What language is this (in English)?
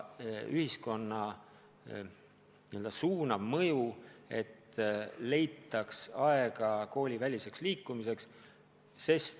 Estonian